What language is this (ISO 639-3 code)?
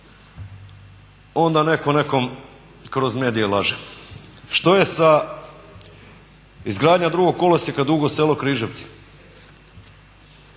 hrv